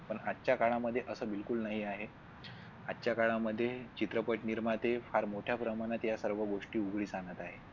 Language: Marathi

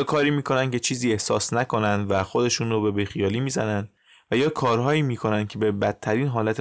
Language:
Persian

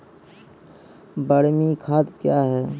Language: Maithili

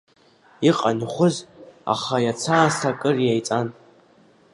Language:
Abkhazian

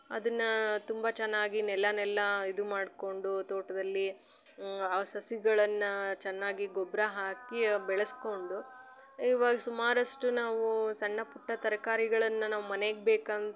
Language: Kannada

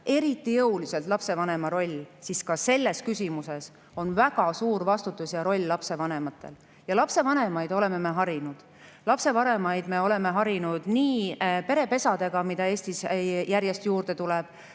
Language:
Estonian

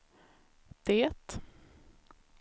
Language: Swedish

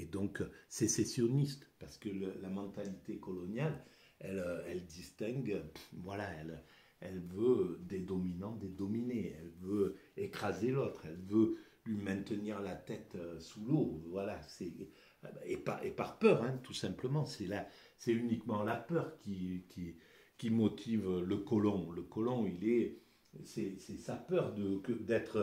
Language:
French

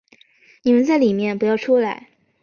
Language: Chinese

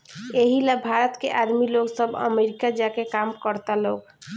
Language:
Bhojpuri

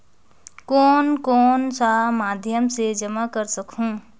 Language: Chhattisgarhi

